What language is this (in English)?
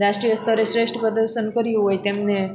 Gujarati